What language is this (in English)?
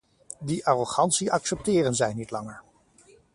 Dutch